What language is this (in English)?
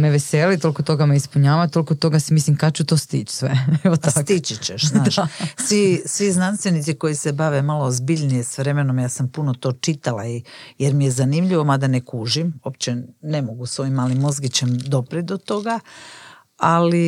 Croatian